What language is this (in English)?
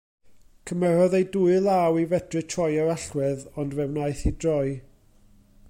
Welsh